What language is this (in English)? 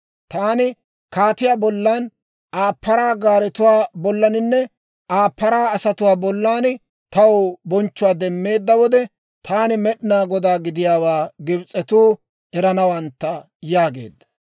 Dawro